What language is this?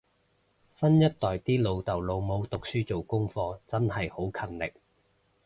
Cantonese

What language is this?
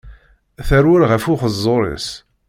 Kabyle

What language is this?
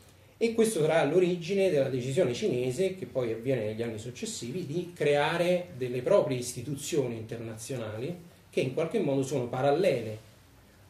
Italian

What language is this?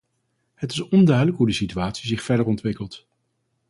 Dutch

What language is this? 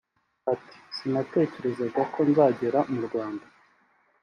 Kinyarwanda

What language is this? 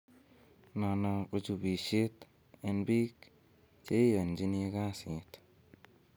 Kalenjin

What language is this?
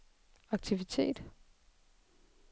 Danish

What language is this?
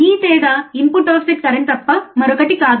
Telugu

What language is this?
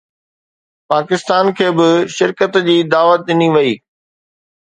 Sindhi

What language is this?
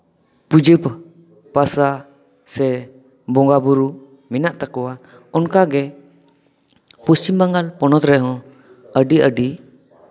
Santali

